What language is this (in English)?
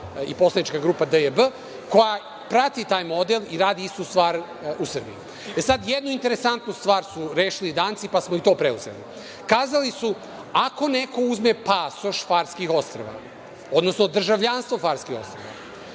Serbian